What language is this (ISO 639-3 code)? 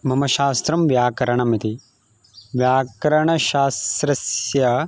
san